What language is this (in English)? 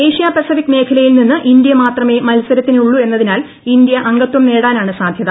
Malayalam